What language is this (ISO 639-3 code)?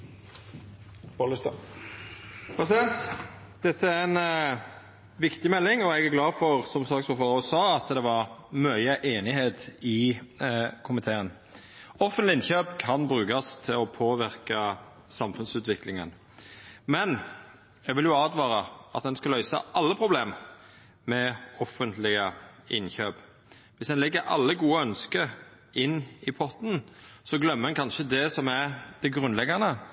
nno